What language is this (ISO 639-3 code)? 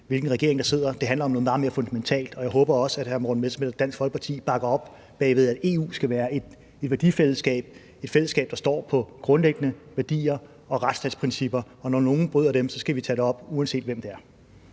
dan